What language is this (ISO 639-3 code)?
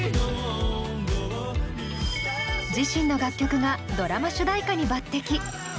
jpn